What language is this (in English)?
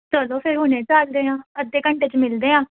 Punjabi